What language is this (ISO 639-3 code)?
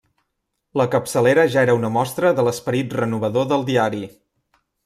cat